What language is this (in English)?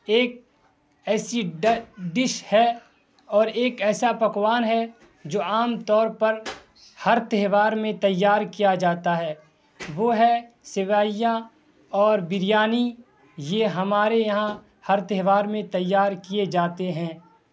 Urdu